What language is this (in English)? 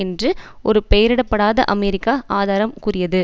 Tamil